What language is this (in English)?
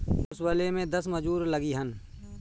Bhojpuri